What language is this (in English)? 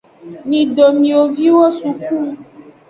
Aja (Benin)